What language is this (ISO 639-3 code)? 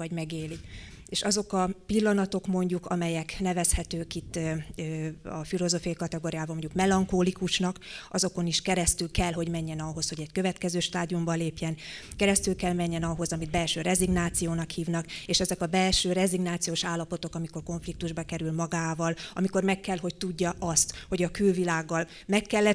hun